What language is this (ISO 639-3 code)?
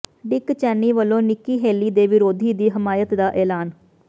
pan